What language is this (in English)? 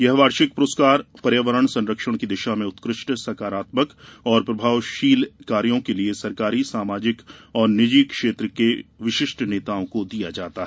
Hindi